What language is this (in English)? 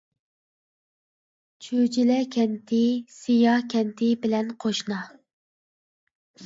Uyghur